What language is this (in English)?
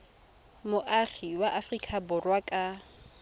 Tswana